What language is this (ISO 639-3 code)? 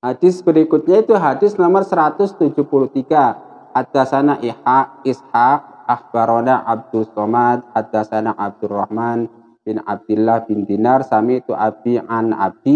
ind